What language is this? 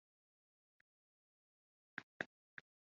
Kinyarwanda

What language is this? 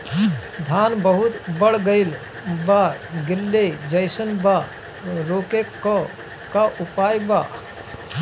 Bhojpuri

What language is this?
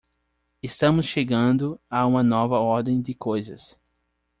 Portuguese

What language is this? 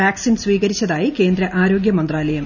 Malayalam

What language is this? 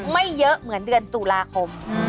Thai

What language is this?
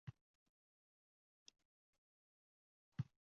Uzbek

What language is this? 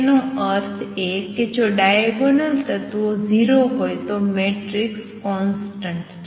Gujarati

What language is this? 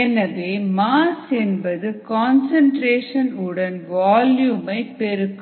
Tamil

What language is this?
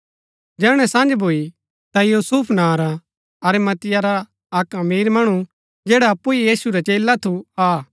Gaddi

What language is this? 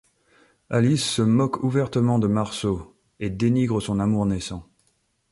French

